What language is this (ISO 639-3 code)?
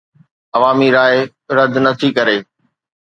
snd